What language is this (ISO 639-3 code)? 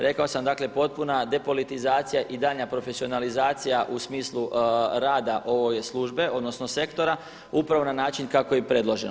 hrv